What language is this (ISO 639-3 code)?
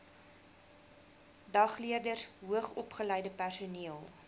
afr